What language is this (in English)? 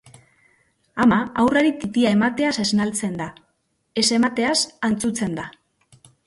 Basque